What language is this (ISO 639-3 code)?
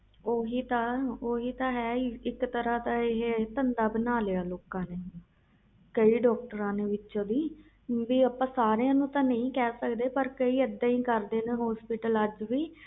pan